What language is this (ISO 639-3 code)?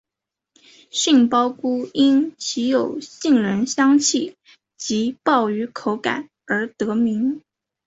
zho